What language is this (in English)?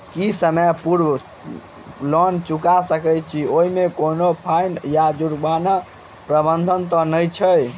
Maithili